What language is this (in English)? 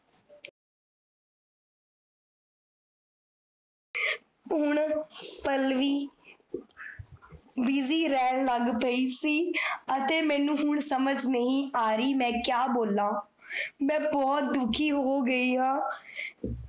Punjabi